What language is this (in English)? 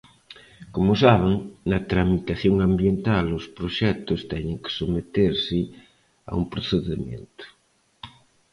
Galician